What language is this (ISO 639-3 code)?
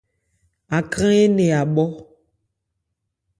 ebr